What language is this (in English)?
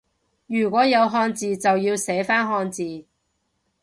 Cantonese